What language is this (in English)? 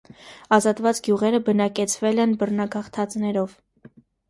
Armenian